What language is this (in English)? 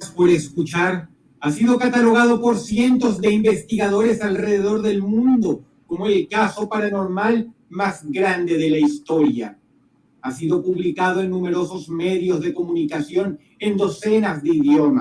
Spanish